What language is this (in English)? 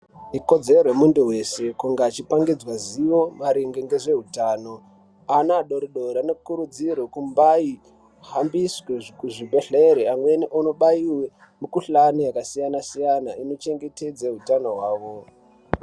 Ndau